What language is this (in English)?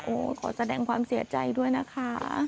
Thai